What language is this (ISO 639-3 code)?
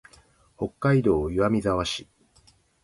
jpn